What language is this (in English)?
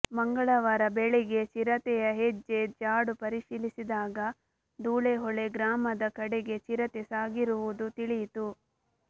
Kannada